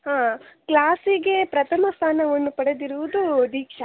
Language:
Kannada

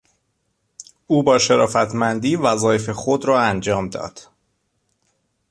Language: Persian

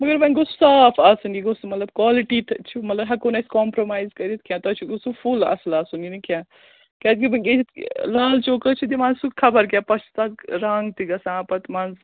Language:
Kashmiri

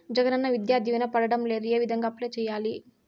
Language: Telugu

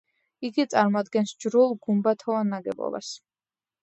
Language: Georgian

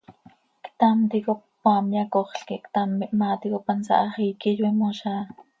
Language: Seri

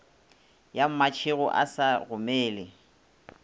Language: Northern Sotho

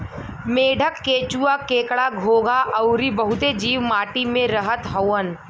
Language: Bhojpuri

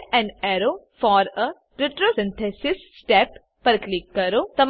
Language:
Gujarati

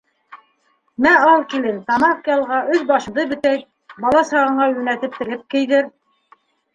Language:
Bashkir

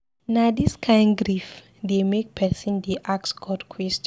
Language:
Nigerian Pidgin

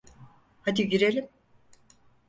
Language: Turkish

